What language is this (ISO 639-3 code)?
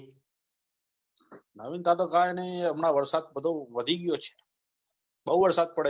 guj